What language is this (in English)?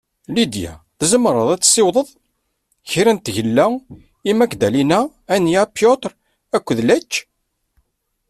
Kabyle